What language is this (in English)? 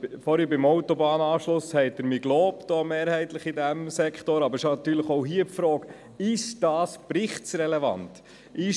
Swiss German